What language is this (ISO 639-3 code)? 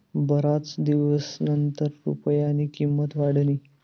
mar